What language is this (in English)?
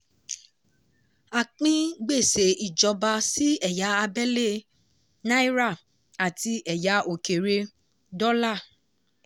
Yoruba